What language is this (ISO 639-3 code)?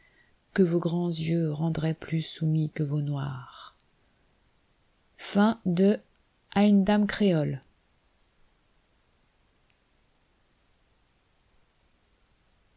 fra